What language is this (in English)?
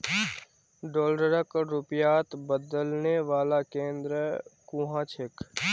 Magahi